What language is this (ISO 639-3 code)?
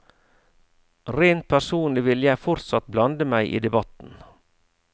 nor